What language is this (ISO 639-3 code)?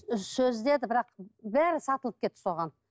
kaz